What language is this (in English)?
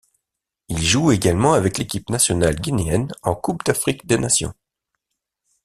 French